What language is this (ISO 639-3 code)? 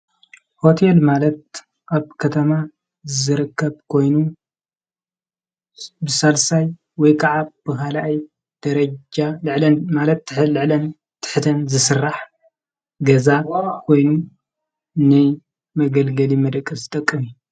tir